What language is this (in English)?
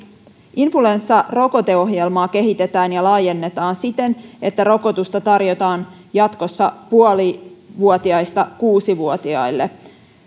Finnish